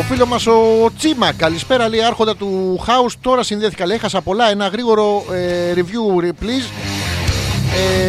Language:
Greek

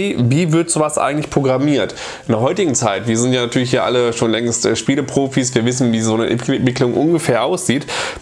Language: German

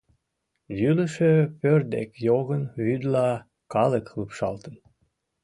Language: Mari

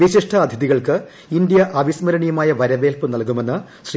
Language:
Malayalam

